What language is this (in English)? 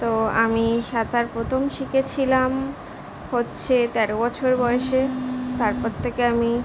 Bangla